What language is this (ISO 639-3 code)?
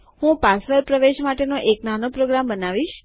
guj